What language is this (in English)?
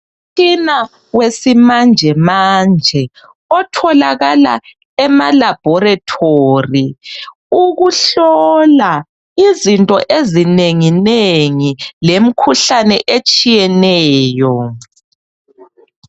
North Ndebele